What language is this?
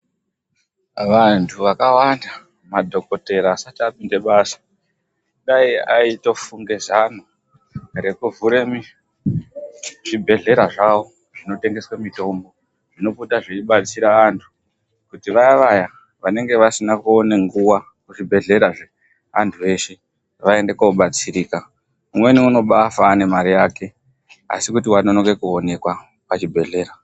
Ndau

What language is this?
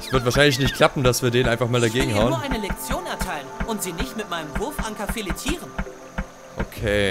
German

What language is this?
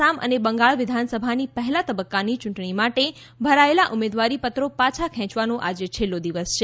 Gujarati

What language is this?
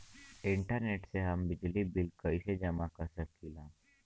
Bhojpuri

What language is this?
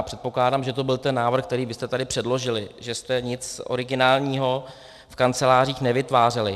Czech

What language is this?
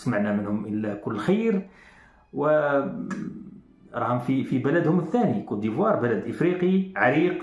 Arabic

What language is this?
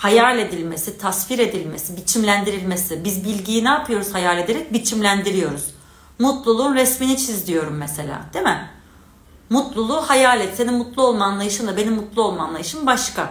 Turkish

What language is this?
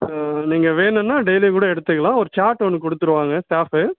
Tamil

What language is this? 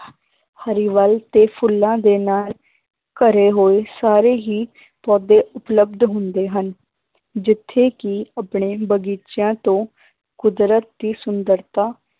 Punjabi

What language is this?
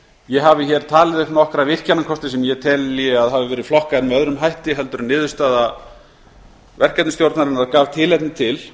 Icelandic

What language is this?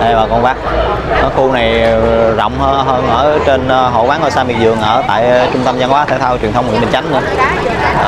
Vietnamese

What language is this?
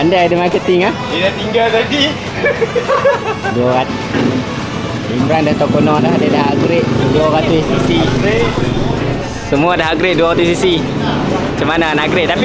Malay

